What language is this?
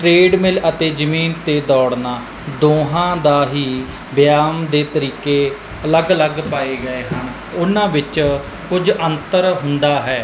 Punjabi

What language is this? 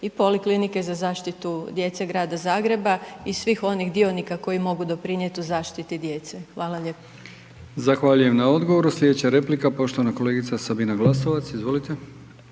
Croatian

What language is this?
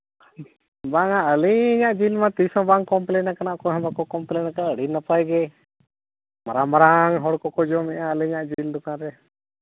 Santali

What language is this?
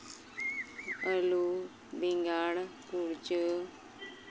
Santali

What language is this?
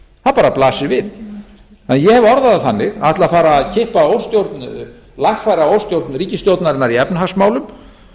Icelandic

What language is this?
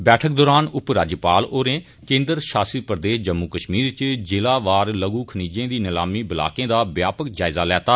Dogri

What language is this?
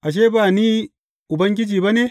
Hausa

